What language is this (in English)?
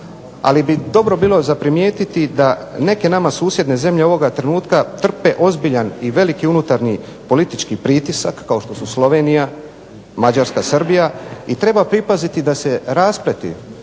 Croatian